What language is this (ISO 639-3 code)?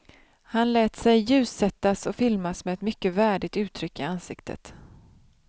swe